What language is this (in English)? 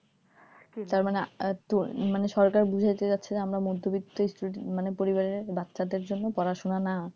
Bangla